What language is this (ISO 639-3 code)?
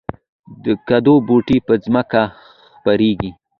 pus